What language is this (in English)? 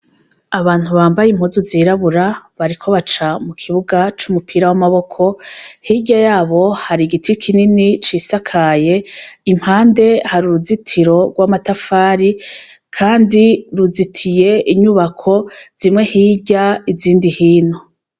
Rundi